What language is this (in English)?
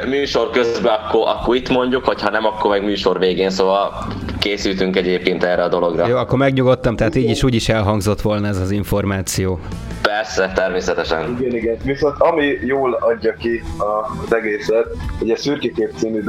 Hungarian